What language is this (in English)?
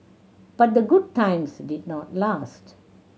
English